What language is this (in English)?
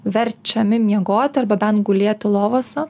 Lithuanian